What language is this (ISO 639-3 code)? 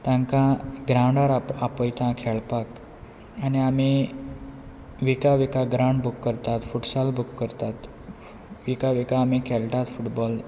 kok